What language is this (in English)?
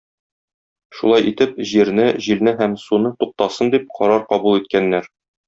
Tatar